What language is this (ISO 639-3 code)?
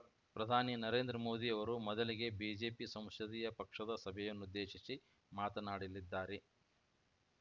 kan